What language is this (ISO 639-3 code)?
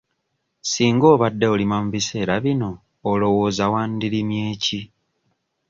lug